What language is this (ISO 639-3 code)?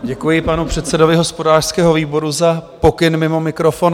ces